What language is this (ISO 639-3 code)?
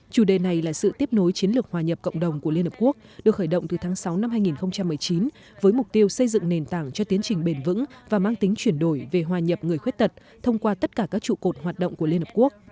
vie